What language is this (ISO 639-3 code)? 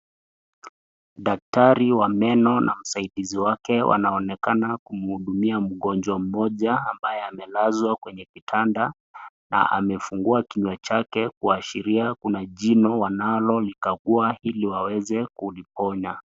swa